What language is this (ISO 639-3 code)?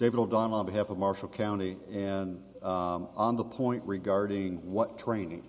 eng